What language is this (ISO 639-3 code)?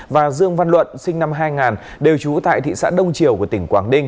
vie